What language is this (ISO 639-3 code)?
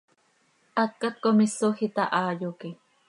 sei